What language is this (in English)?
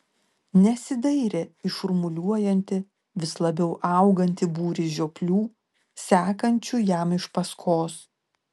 Lithuanian